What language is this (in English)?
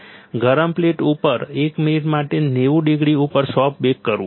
Gujarati